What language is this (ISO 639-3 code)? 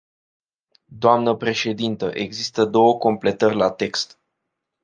ron